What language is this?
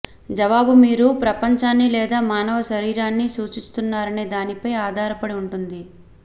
Telugu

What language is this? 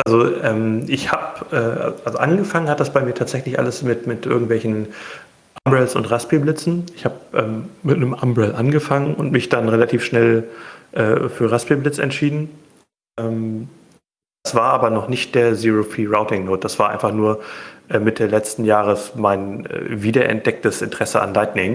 German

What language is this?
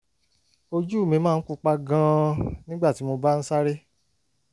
Yoruba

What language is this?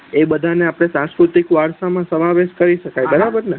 Gujarati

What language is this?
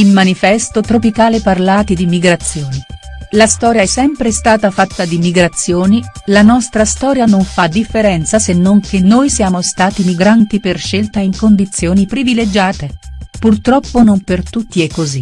Italian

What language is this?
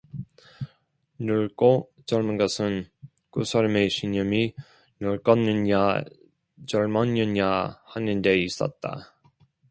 Korean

